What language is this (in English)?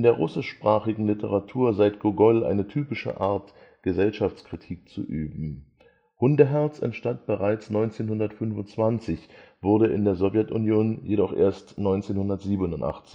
German